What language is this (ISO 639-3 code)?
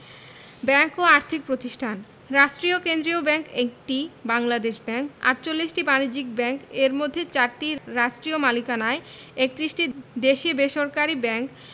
ben